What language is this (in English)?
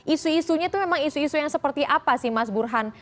Indonesian